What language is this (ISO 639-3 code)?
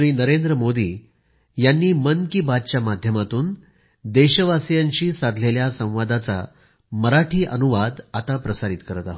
mar